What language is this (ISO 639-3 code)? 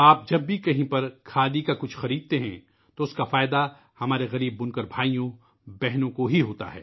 urd